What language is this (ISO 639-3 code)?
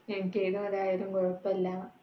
mal